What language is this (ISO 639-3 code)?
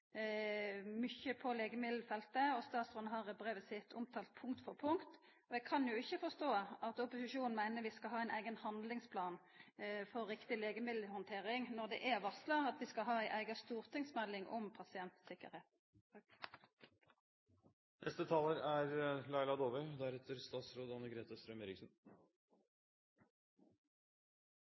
nno